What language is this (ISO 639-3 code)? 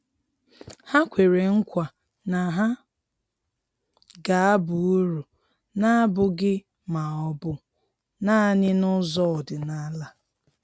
ibo